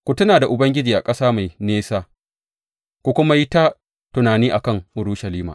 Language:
Hausa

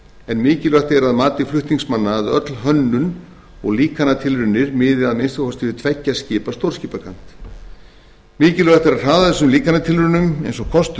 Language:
Icelandic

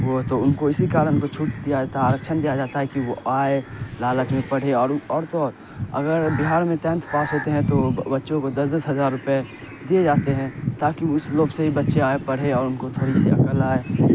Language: Urdu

